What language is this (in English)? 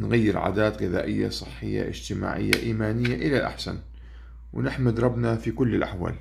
Arabic